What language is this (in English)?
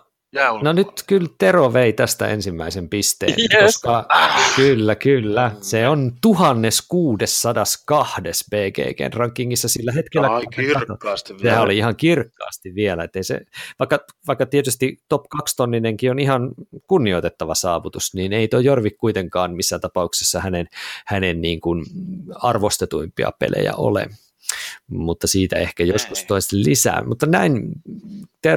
Finnish